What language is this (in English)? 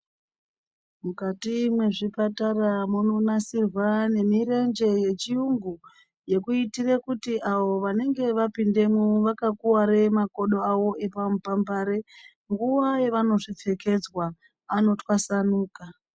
Ndau